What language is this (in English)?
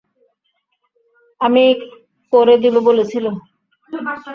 Bangla